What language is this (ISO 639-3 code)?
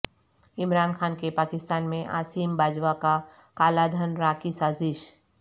urd